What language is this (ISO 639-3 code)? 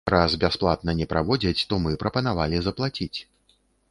bel